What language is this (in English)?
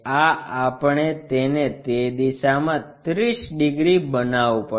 Gujarati